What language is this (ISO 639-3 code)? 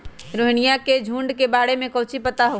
mag